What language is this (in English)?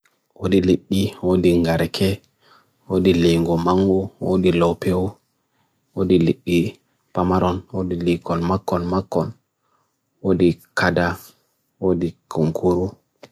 Bagirmi Fulfulde